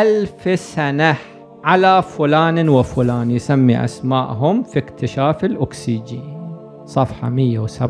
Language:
Arabic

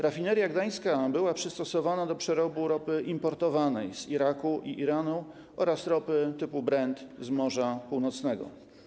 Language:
Polish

